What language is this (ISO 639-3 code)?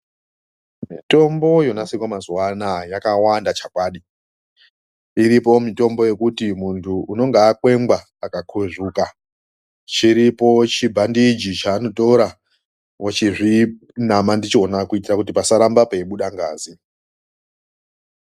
ndc